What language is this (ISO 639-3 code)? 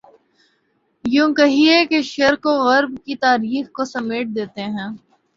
urd